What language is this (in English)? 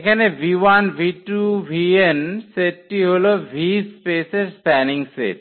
Bangla